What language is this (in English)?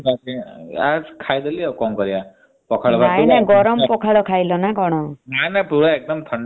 Odia